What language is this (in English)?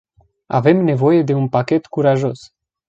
Romanian